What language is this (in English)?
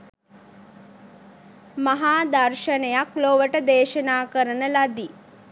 Sinhala